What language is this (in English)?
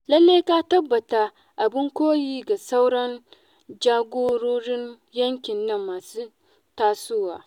Hausa